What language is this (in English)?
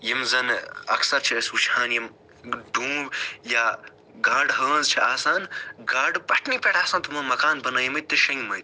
Kashmiri